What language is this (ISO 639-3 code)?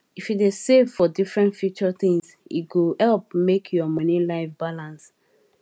pcm